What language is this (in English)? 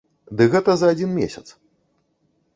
Belarusian